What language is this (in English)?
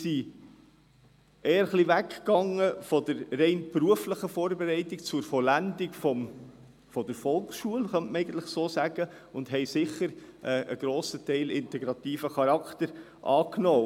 Swiss German